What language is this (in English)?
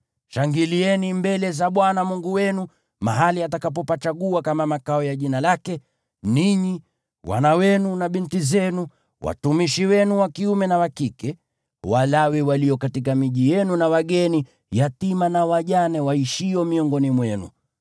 Swahili